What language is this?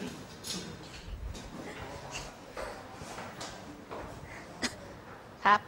Thai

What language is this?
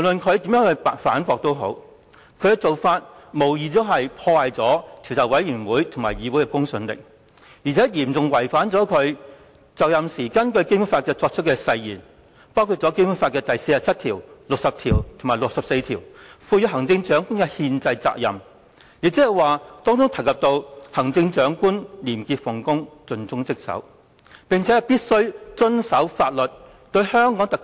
Cantonese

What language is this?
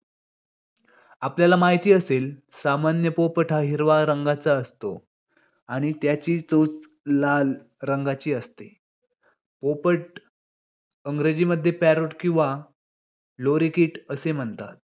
Marathi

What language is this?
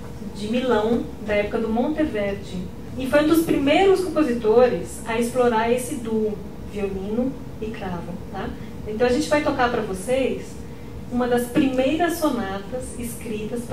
Portuguese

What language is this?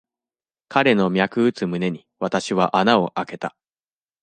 Japanese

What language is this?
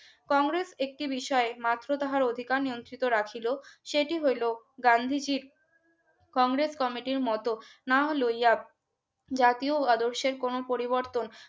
Bangla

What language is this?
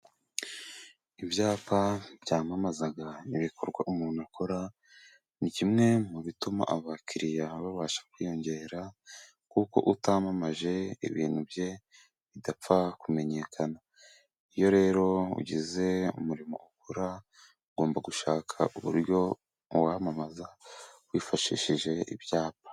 Kinyarwanda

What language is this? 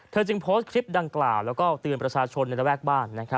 Thai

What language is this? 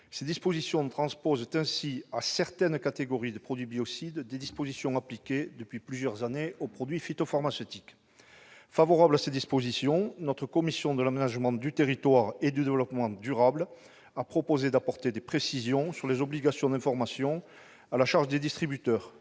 French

